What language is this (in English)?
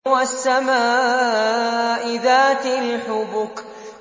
Arabic